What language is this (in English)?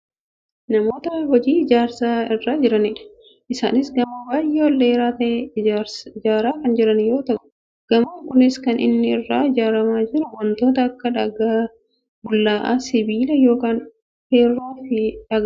Oromo